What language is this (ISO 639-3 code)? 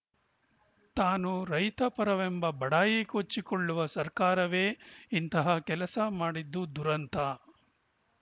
kan